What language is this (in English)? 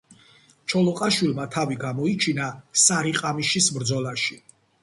Georgian